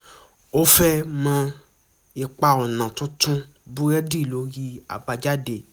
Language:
Yoruba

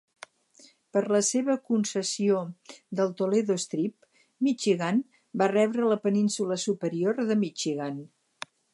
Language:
Catalan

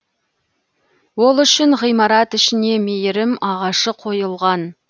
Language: Kazakh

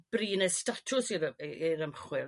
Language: Welsh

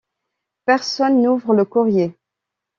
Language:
French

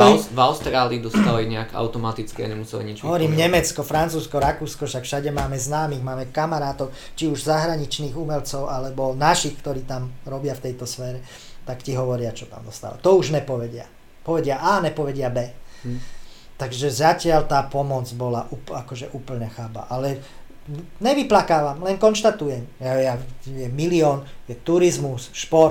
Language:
Slovak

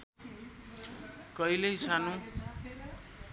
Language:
Nepali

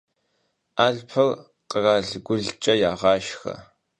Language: Kabardian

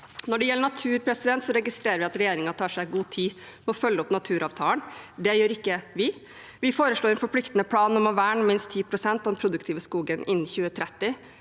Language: Norwegian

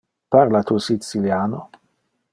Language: Interlingua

